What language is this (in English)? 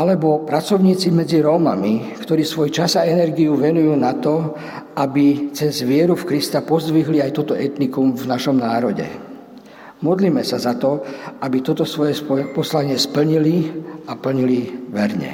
Slovak